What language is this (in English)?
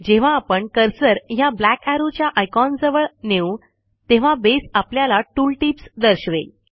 Marathi